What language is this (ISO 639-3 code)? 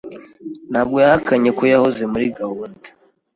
kin